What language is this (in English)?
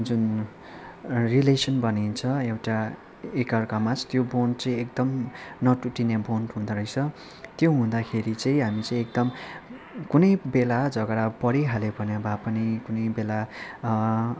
Nepali